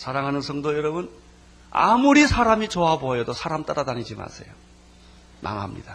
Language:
Korean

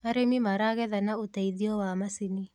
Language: Kikuyu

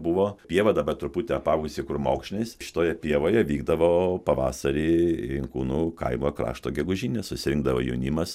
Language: Lithuanian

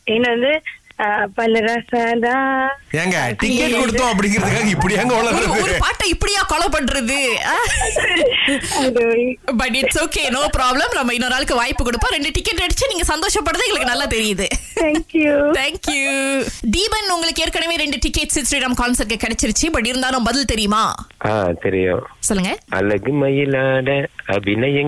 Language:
Tamil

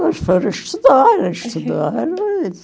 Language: Portuguese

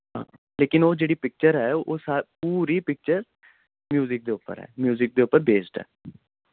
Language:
Dogri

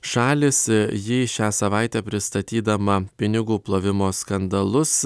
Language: Lithuanian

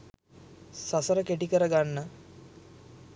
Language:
Sinhala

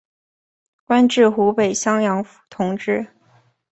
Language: Chinese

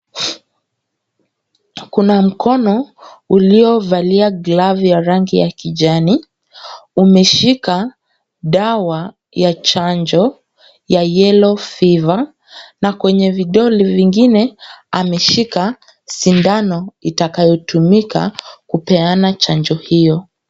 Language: Swahili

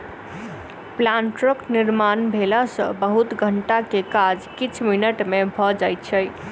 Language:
Maithili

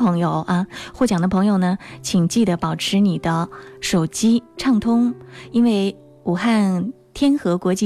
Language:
Chinese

